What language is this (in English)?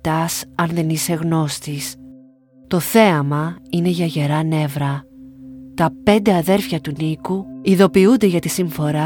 Greek